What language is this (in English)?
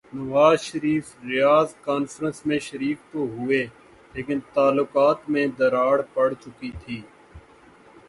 Urdu